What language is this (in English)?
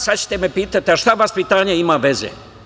Serbian